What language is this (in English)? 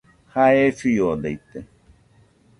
Nüpode Huitoto